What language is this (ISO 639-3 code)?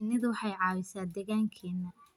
som